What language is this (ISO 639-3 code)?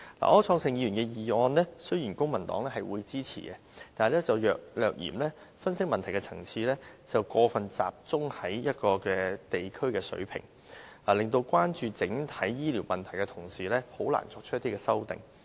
yue